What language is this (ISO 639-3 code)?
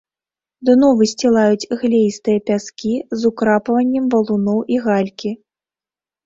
bel